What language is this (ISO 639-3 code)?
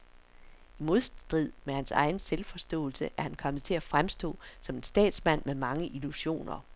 dan